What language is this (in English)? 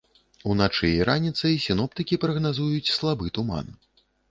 Belarusian